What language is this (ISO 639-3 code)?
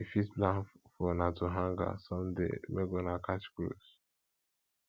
pcm